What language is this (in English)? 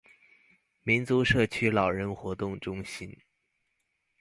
Chinese